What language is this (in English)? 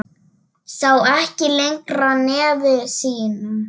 Icelandic